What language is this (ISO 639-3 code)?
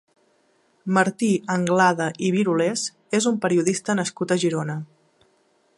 cat